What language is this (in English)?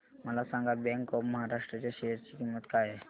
Marathi